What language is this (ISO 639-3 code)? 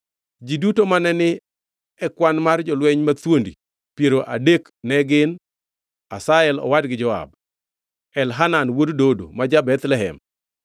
luo